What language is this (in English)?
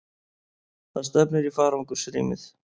Icelandic